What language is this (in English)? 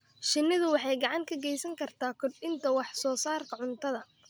Somali